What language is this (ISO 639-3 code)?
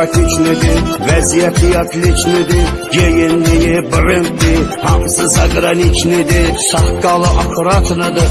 tur